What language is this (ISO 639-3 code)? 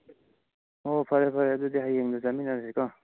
mni